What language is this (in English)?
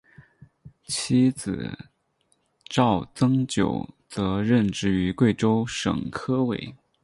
Chinese